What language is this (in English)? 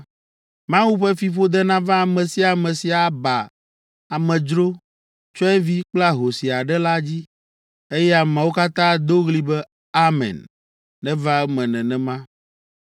Ewe